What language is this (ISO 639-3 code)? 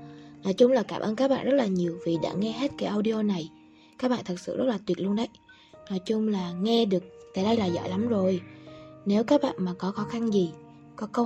vie